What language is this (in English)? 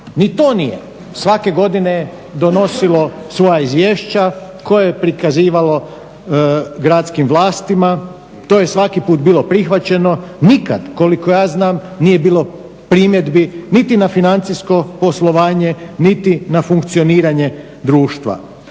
Croatian